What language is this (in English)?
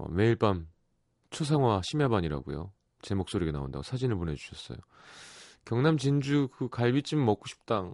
Korean